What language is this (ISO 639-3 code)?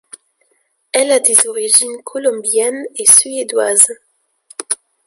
fra